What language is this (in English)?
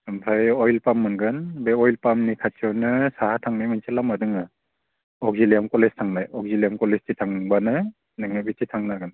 Bodo